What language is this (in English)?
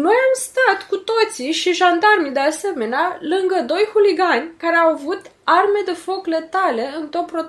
Romanian